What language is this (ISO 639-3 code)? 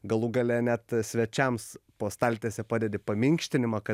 lit